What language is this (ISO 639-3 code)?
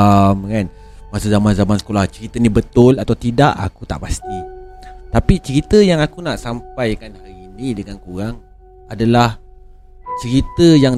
msa